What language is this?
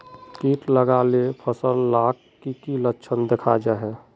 Magahi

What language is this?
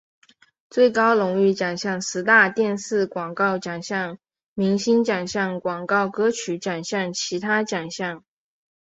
Chinese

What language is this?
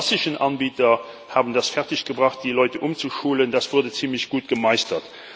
German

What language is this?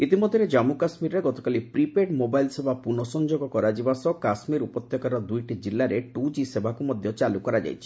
Odia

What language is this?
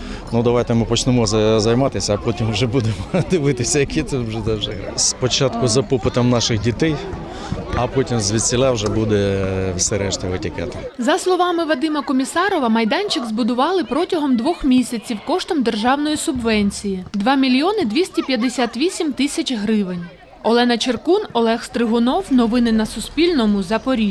Ukrainian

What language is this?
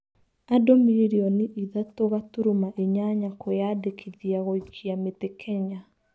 Kikuyu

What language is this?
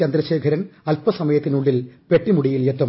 Malayalam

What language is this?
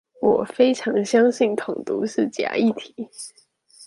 Chinese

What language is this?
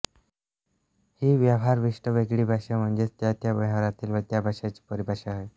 Marathi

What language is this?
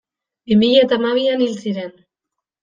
Basque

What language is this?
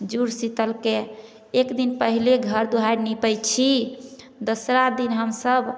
Maithili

